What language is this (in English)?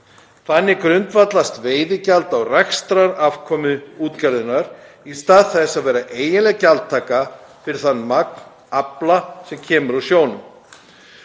Icelandic